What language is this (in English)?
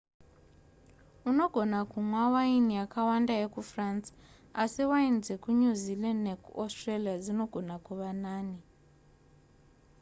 Shona